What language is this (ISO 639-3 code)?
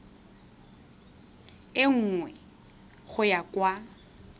tsn